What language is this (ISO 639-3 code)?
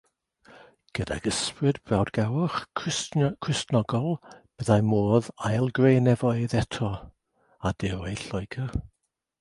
cym